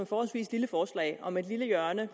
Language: Danish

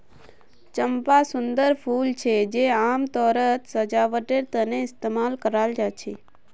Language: Magahi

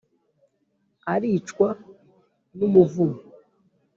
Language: Kinyarwanda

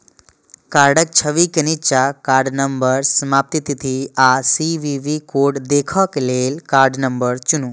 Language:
Maithili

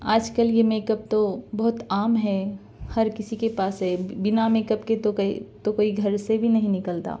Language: Urdu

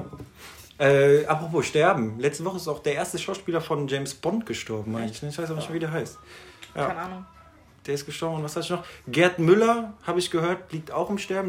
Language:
German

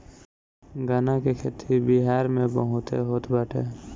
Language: Bhojpuri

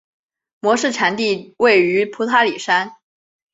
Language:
Chinese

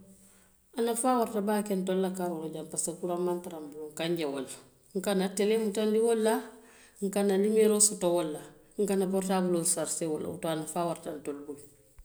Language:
Western Maninkakan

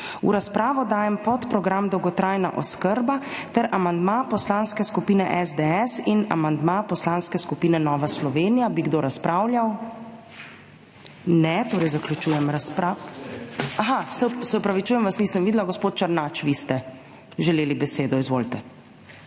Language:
Slovenian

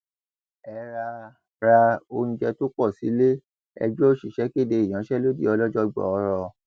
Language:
Yoruba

